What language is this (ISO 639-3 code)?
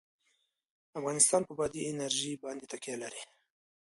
pus